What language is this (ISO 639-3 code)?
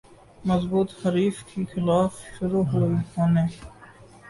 urd